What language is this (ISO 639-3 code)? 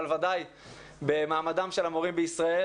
heb